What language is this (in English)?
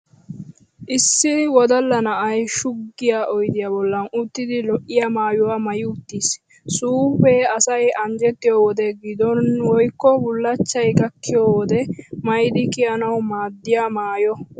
Wolaytta